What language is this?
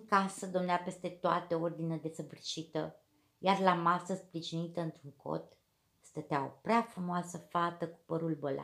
Romanian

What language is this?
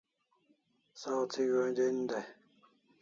Kalasha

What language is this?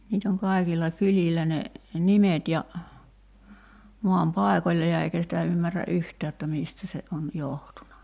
Finnish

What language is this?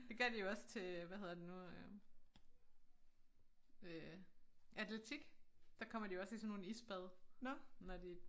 Danish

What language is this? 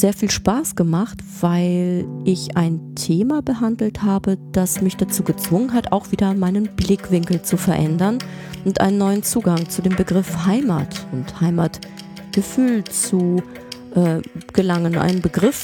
German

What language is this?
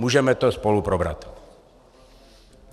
Czech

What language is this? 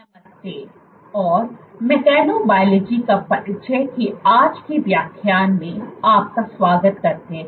Hindi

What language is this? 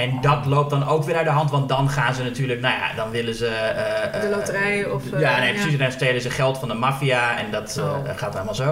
Dutch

